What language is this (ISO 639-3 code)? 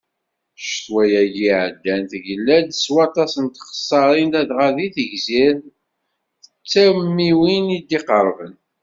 kab